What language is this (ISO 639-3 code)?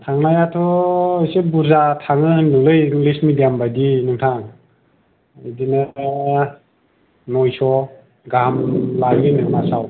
brx